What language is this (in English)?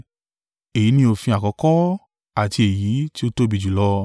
Yoruba